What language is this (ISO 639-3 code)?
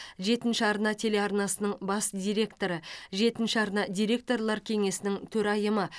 kaz